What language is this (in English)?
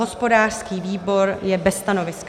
Czech